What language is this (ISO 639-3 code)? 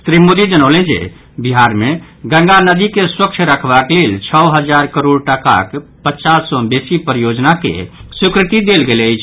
mai